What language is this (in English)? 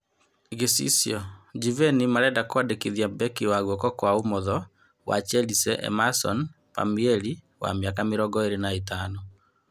Kikuyu